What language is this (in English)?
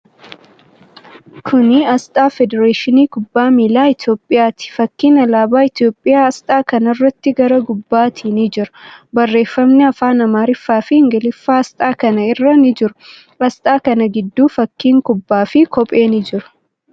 Oromo